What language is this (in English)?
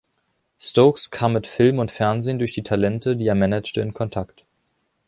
German